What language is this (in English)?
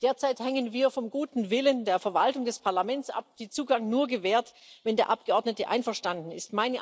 German